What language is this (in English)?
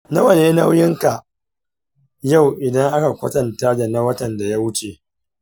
Hausa